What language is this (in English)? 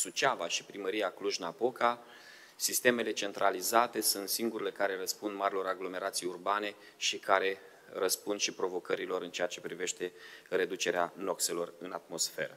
Romanian